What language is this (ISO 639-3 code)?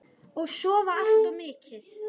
isl